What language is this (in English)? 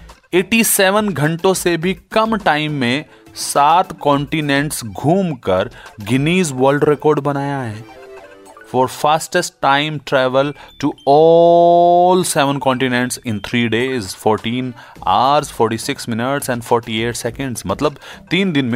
Hindi